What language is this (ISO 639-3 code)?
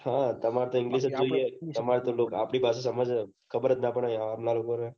guj